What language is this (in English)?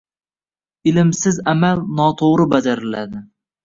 Uzbek